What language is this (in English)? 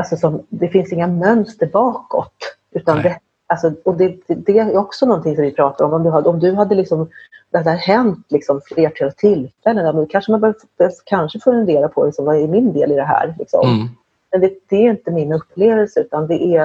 Swedish